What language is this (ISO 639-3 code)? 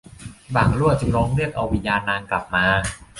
tha